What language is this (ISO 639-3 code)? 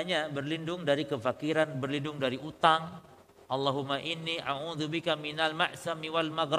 ind